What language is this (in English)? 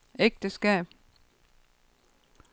Danish